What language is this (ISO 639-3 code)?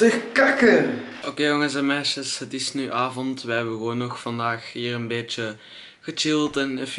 nld